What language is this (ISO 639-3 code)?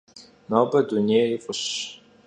kbd